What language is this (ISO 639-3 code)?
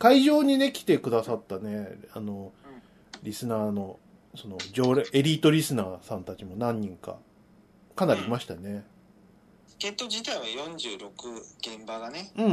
jpn